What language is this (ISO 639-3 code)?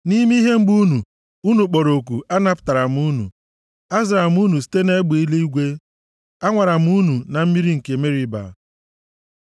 ibo